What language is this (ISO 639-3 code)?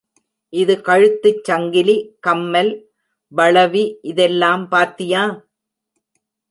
tam